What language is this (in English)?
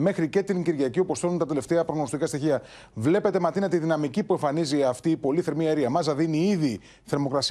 Greek